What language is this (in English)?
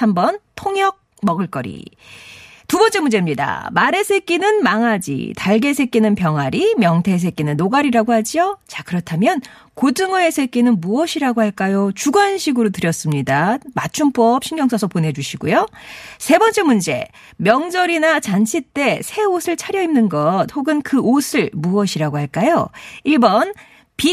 Korean